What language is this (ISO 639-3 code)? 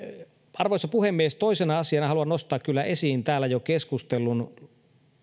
fin